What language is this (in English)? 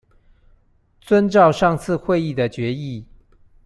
Chinese